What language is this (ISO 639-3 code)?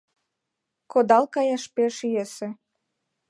chm